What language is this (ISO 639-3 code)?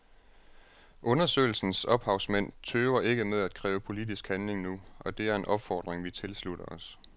dan